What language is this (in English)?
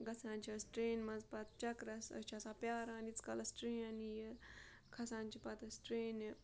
Kashmiri